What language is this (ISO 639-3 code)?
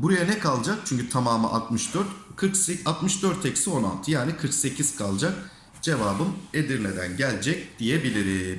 tur